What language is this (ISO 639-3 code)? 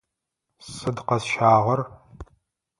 ady